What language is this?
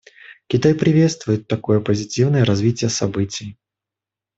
Russian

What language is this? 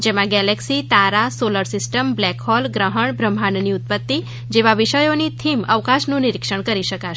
Gujarati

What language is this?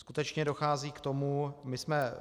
Czech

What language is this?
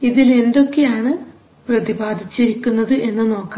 Malayalam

